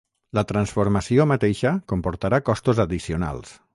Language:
Catalan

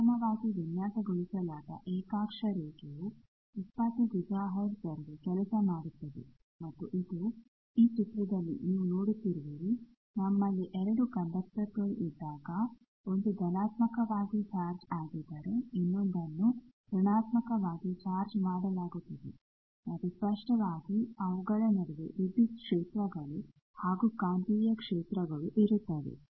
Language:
Kannada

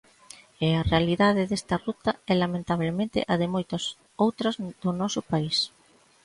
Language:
Galician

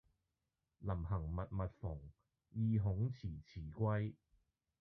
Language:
Cantonese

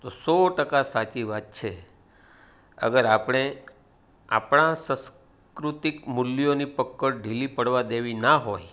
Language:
Gujarati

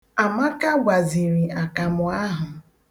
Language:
Igbo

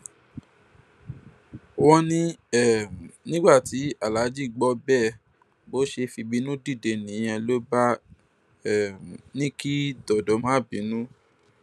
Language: Yoruba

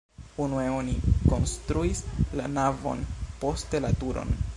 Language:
Esperanto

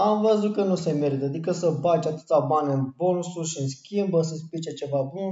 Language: Romanian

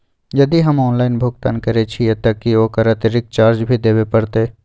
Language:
Maithili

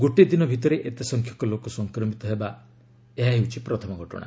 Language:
Odia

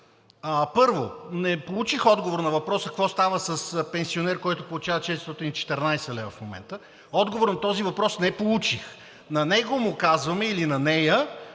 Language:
Bulgarian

